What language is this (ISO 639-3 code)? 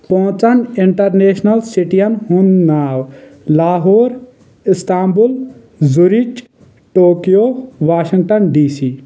kas